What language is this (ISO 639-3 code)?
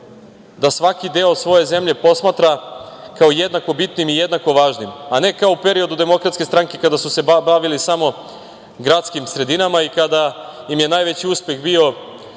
srp